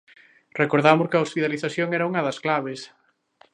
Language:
Galician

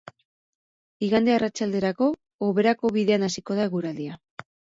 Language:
Basque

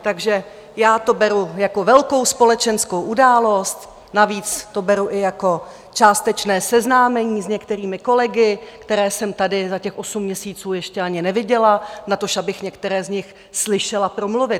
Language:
Czech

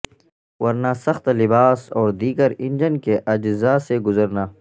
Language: Urdu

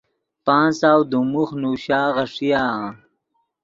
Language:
Yidgha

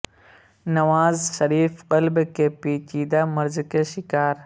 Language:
Urdu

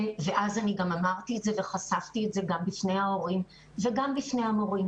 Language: Hebrew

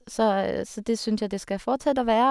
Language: Norwegian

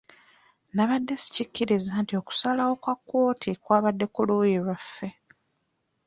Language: Ganda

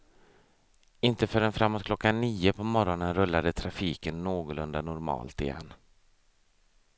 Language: Swedish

